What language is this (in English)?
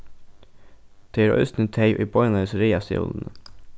Faroese